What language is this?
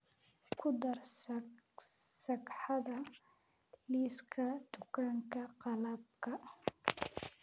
Somali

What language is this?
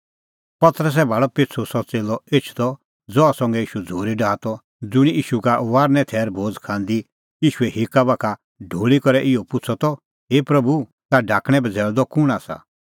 Kullu Pahari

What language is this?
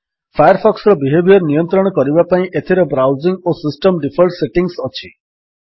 Odia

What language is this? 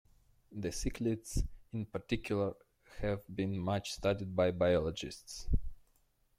English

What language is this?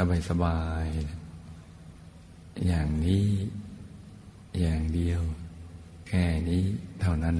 Thai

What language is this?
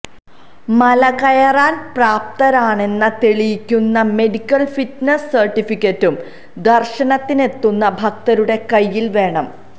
Malayalam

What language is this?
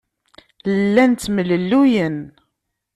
Kabyle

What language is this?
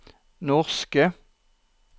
Norwegian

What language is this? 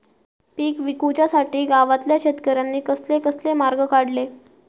Marathi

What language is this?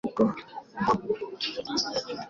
Igbo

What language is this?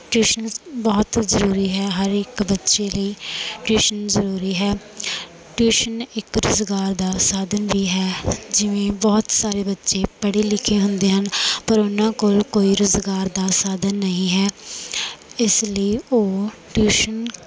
Punjabi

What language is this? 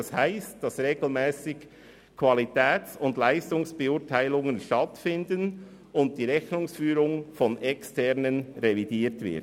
Swiss German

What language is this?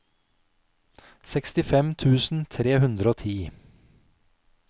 Norwegian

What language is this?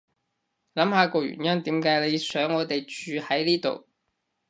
Cantonese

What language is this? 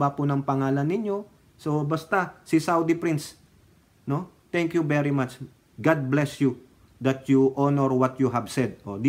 Filipino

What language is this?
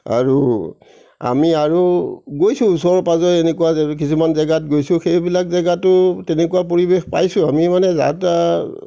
Assamese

